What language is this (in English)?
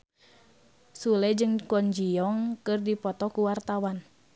Sundanese